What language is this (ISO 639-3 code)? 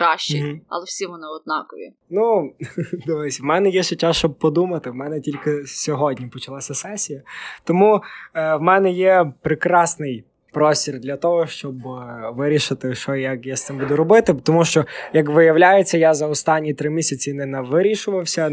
ukr